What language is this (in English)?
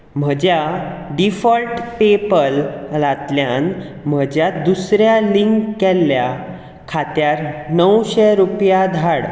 Konkani